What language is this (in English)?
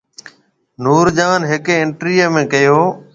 Marwari (Pakistan)